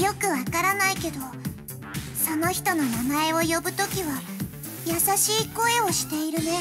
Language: Japanese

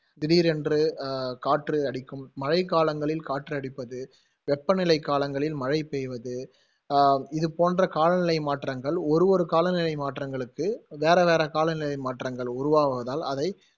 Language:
Tamil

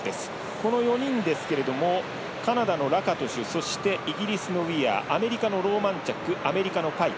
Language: Japanese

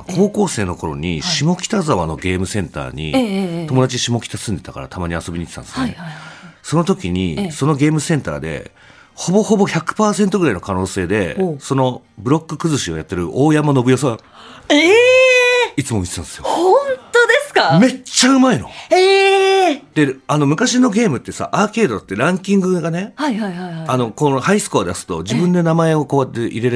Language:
Japanese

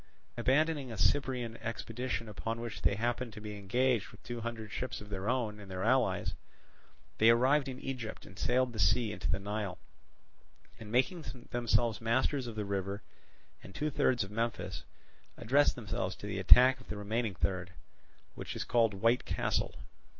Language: English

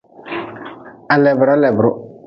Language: Nawdm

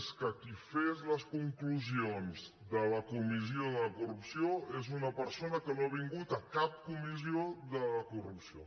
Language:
Catalan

